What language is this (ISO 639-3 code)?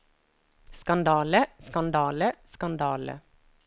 nor